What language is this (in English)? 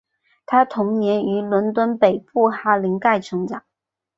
Chinese